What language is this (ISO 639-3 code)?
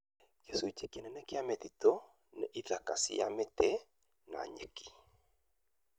kik